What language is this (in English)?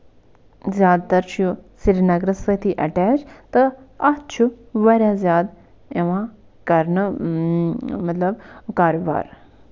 Kashmiri